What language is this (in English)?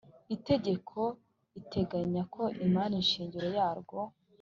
Kinyarwanda